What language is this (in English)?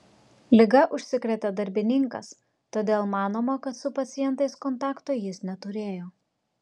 Lithuanian